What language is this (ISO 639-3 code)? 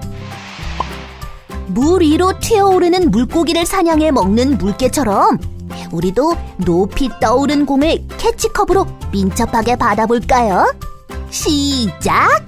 kor